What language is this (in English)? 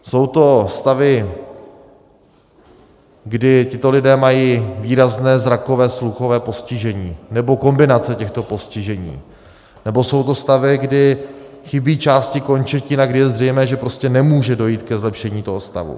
Czech